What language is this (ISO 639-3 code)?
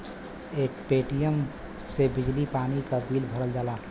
bho